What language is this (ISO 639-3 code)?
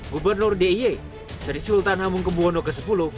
ind